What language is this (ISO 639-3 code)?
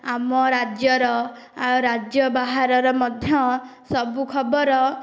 ori